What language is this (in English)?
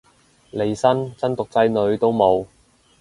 Cantonese